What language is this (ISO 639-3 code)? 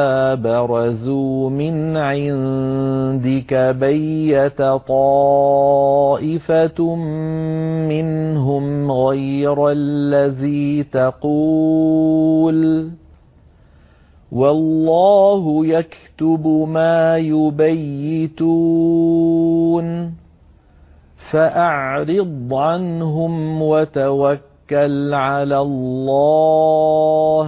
ara